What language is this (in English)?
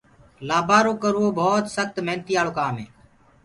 Gurgula